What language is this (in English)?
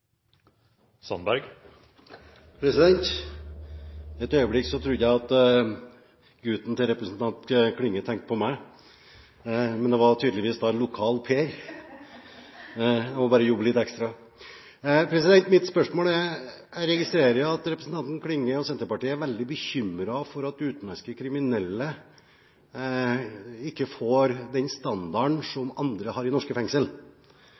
Norwegian